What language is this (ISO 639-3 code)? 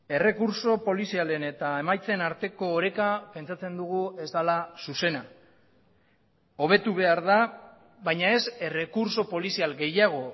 eus